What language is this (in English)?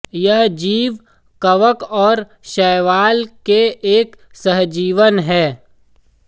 Hindi